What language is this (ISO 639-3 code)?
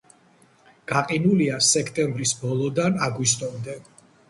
kat